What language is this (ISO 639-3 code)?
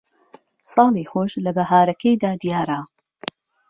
ckb